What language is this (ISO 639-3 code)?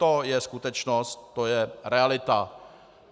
ces